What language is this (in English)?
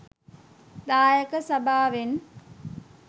Sinhala